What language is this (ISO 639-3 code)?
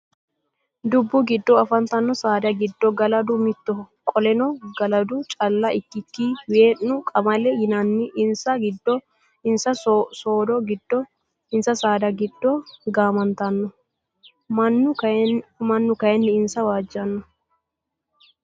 sid